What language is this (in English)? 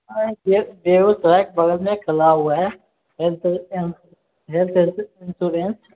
Maithili